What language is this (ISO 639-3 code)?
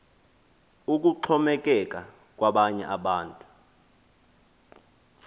xho